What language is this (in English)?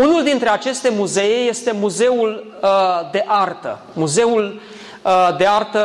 Romanian